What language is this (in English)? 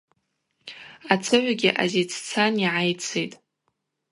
Abaza